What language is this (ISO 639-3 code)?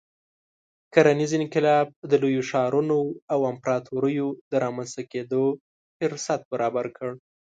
pus